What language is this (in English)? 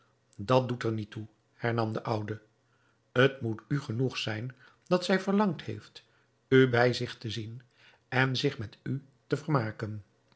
Dutch